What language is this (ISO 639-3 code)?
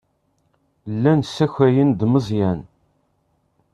kab